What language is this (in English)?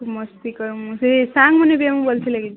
Odia